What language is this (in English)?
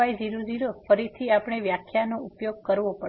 Gujarati